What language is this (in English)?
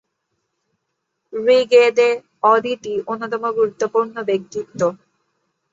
Bangla